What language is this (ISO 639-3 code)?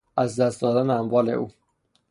fas